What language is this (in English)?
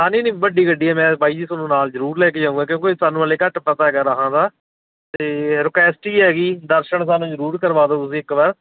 Punjabi